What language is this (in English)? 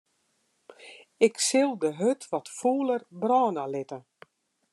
Western Frisian